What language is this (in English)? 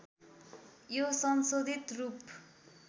Nepali